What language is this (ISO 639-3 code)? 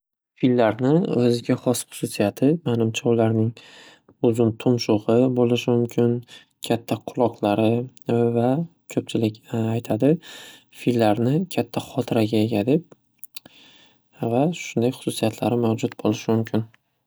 uzb